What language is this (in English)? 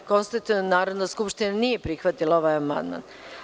Serbian